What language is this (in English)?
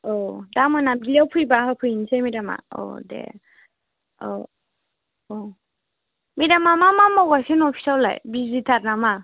Bodo